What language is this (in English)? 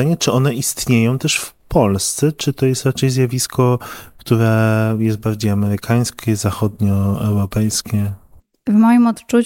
Polish